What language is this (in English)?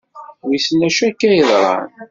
Kabyle